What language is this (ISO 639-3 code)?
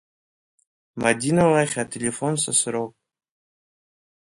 abk